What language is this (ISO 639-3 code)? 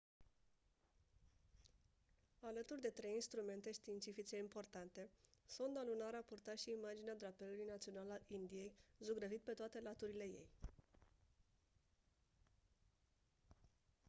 ron